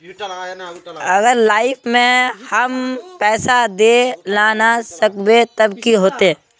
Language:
Magahi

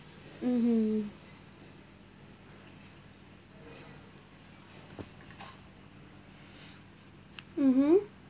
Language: English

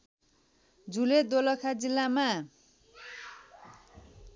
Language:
Nepali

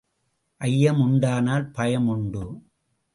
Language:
Tamil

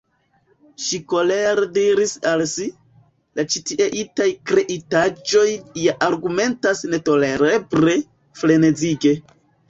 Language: Esperanto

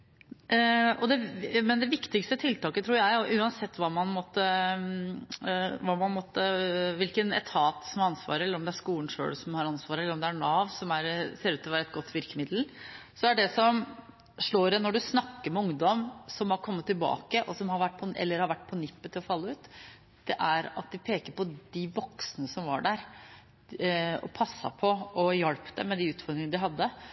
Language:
Norwegian Bokmål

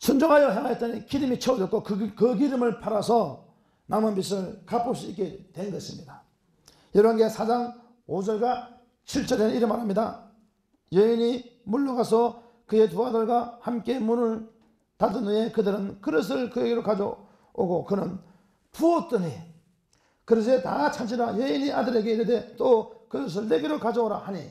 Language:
Korean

